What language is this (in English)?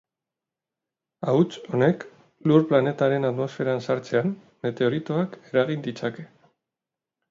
Basque